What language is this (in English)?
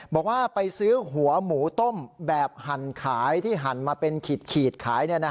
Thai